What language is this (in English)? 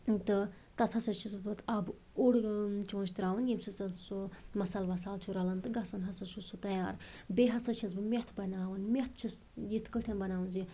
Kashmiri